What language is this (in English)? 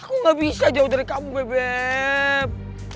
Indonesian